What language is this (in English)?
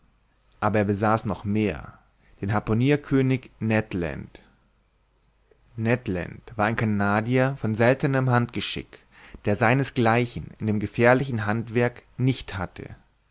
German